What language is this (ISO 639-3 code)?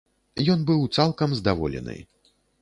bel